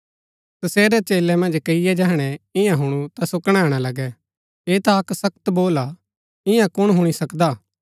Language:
Gaddi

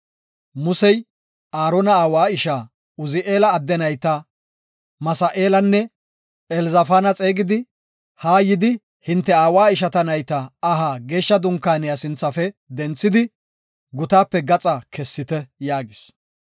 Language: Gofa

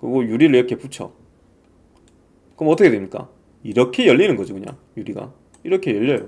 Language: Korean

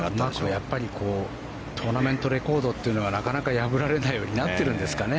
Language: Japanese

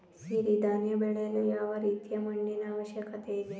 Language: Kannada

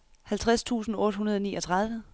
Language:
Danish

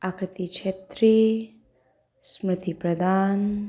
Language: Nepali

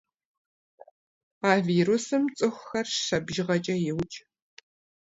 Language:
Kabardian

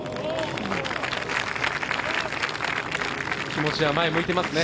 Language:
Japanese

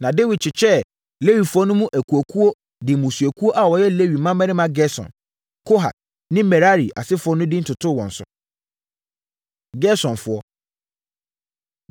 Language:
Akan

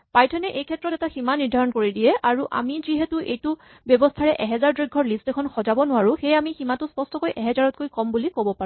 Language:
Assamese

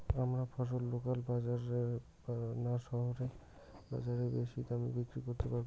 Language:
Bangla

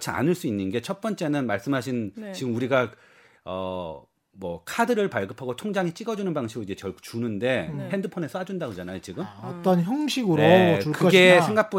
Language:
Korean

